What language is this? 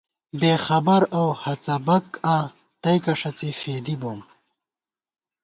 Gawar-Bati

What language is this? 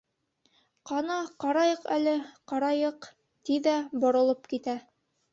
Bashkir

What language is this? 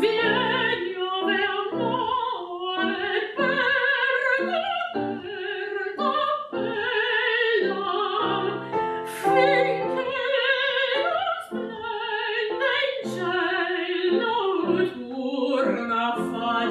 English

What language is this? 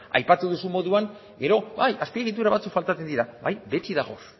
Basque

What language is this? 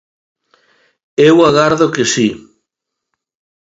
Galician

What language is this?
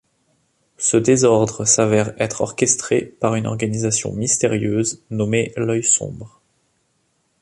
French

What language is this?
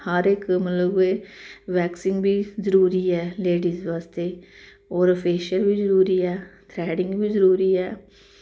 Dogri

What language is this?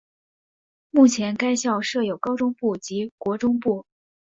Chinese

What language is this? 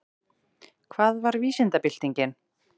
Icelandic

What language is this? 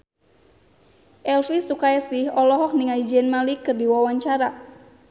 Sundanese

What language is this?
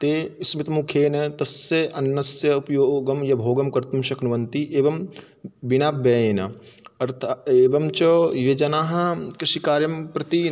Sanskrit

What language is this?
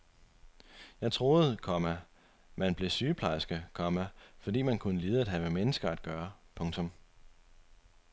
Danish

